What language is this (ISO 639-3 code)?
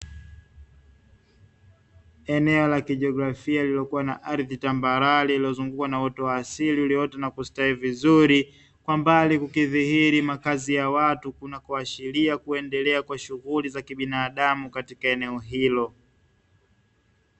swa